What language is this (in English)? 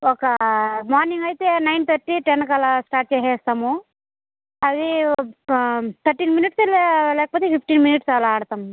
Telugu